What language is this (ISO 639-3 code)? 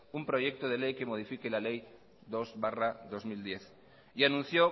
spa